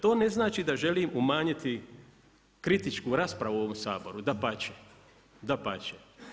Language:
Croatian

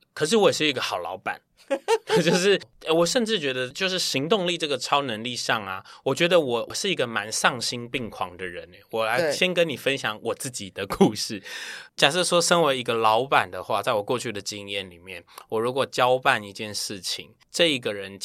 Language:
Chinese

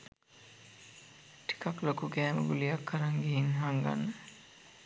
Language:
Sinhala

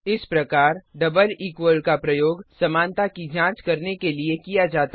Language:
Hindi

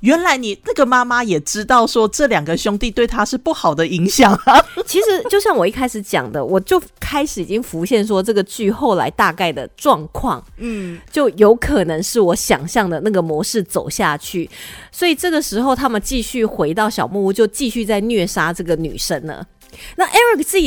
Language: Chinese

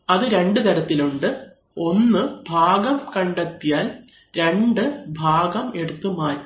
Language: Malayalam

